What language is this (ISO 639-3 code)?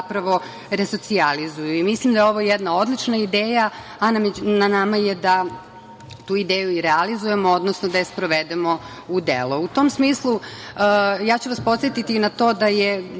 srp